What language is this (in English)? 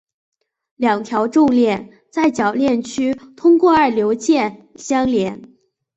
Chinese